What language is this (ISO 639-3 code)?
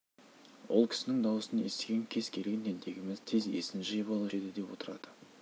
kaz